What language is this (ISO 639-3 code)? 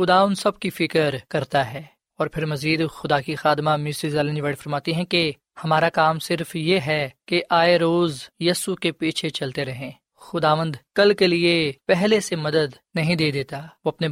urd